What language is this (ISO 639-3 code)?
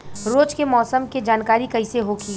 bho